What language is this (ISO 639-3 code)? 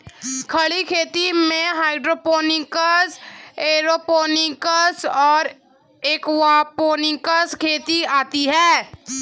hin